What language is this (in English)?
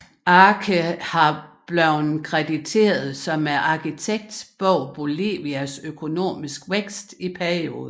Danish